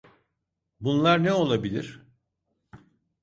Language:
Turkish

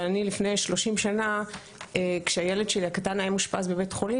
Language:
Hebrew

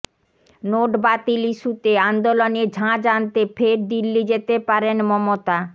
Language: Bangla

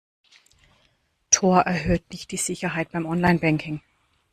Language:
German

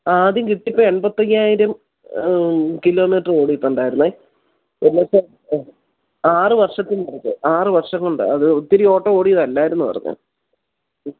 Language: Malayalam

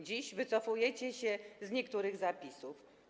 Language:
Polish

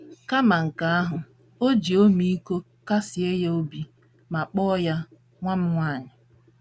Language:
Igbo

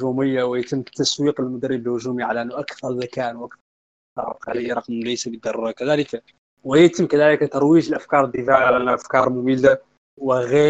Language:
Arabic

